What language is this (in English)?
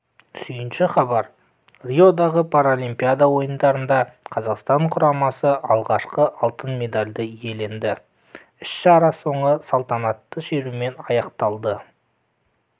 Kazakh